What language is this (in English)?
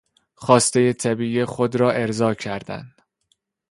Persian